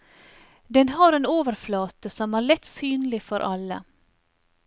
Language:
Norwegian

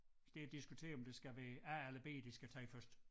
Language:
Danish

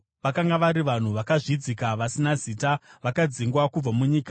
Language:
Shona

